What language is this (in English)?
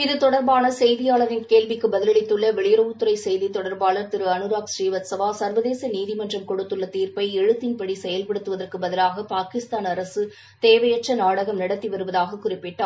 Tamil